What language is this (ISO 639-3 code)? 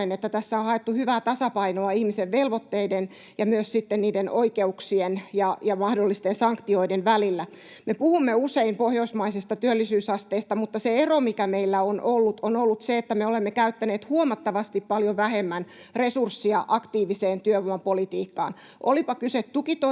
fin